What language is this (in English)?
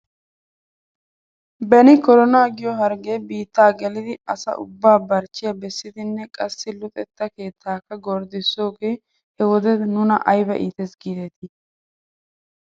Wolaytta